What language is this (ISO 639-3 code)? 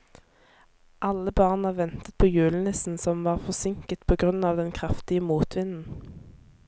nor